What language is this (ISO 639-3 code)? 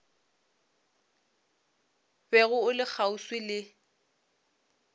nso